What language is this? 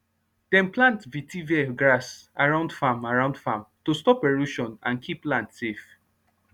Nigerian Pidgin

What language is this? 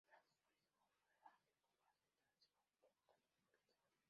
Spanish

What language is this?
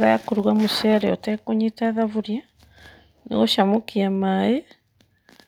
Kikuyu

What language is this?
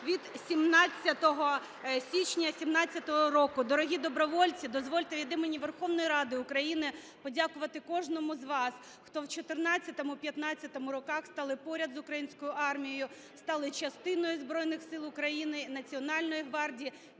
Ukrainian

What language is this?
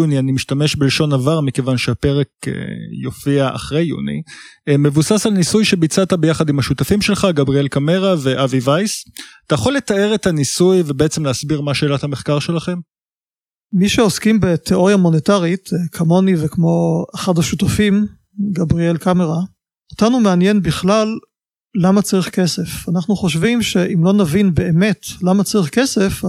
Hebrew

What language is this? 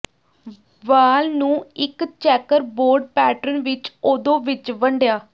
Punjabi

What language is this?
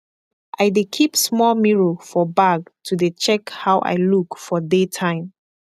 Nigerian Pidgin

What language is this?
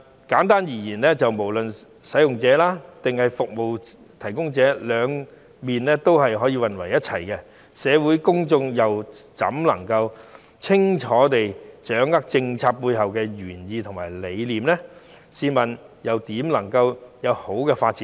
Cantonese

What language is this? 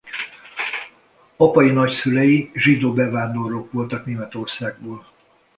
Hungarian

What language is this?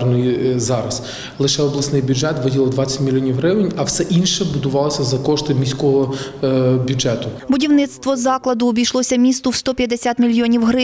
Ukrainian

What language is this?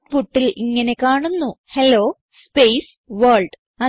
Malayalam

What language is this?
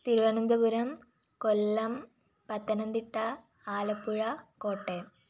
Malayalam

